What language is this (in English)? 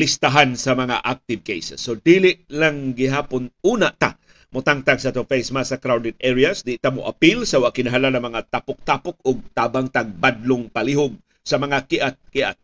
Filipino